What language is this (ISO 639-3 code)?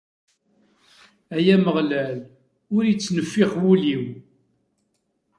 kab